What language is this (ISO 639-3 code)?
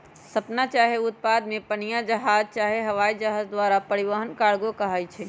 mag